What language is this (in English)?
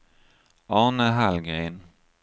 Swedish